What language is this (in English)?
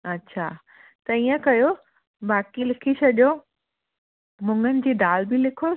Sindhi